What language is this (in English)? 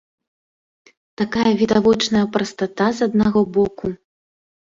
Belarusian